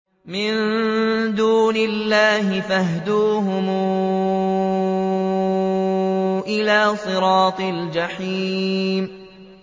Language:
Arabic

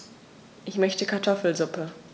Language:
German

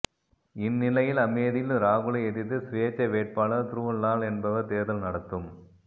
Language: Tamil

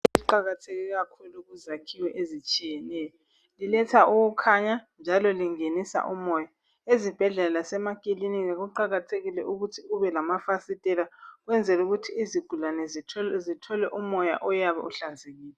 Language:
North Ndebele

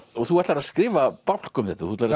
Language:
Icelandic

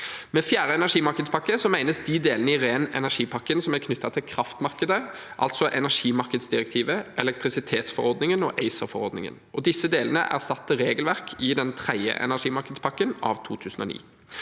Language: Norwegian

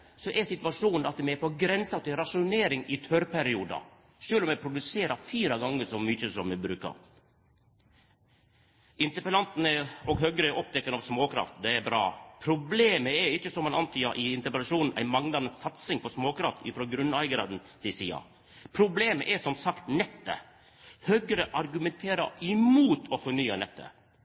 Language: Norwegian Nynorsk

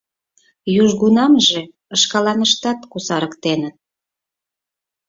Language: Mari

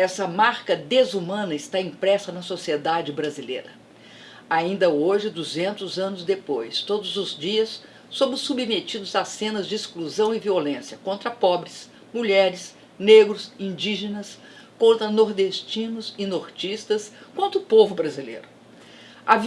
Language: Portuguese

